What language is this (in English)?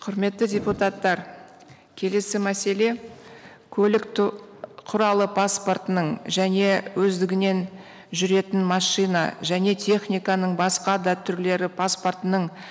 Kazakh